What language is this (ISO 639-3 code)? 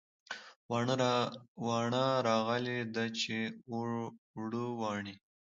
pus